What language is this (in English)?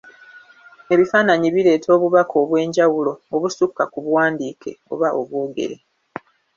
Ganda